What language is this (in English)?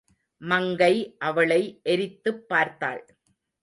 Tamil